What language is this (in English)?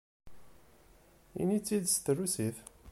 Kabyle